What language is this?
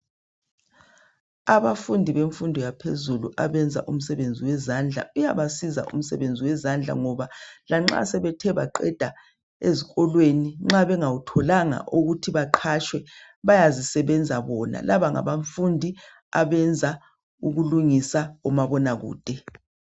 North Ndebele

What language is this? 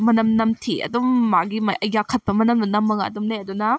Manipuri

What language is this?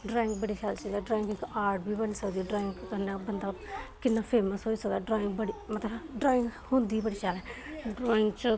Dogri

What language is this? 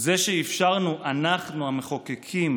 Hebrew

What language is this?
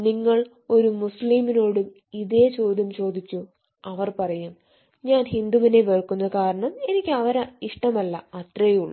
Malayalam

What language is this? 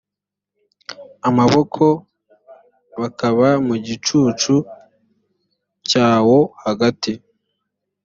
Kinyarwanda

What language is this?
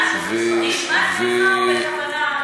Hebrew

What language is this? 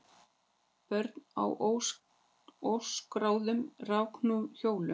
Icelandic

